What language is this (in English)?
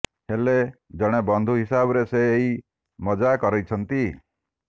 Odia